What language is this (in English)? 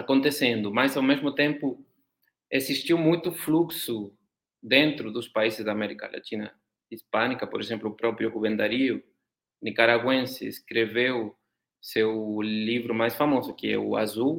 Portuguese